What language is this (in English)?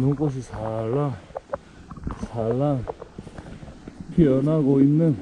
Korean